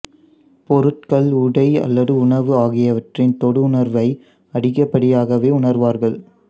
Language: Tamil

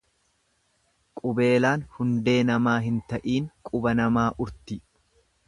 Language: Oromo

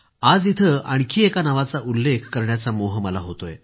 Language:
Marathi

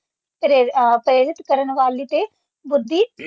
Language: Punjabi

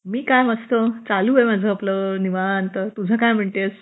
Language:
Marathi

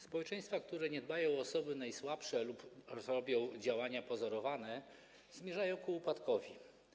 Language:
Polish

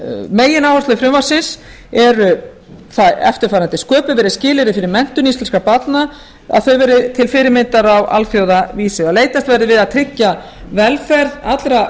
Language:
Icelandic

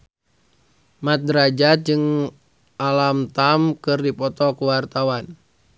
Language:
Sundanese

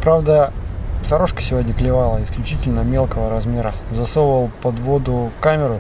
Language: Russian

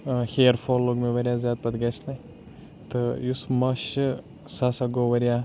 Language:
Kashmiri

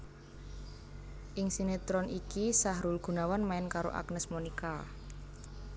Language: Javanese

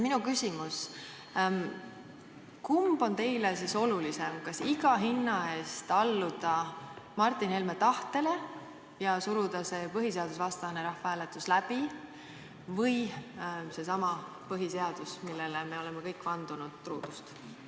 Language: Estonian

